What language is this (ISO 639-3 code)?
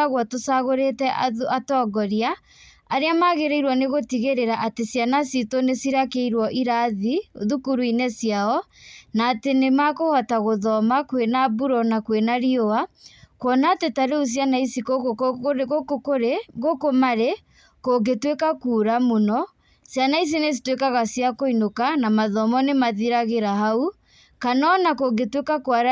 kik